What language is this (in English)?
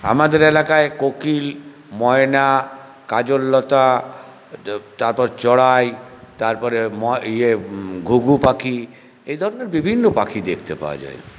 Bangla